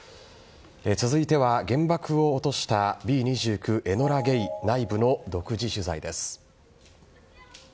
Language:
Japanese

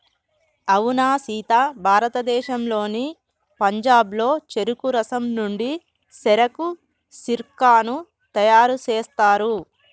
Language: Telugu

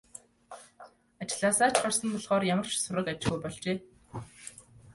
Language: Mongolian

